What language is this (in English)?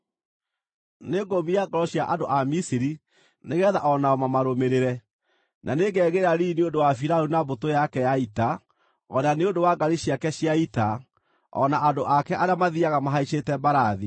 Kikuyu